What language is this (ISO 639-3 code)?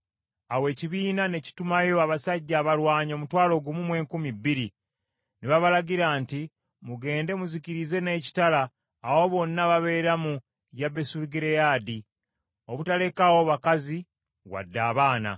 lug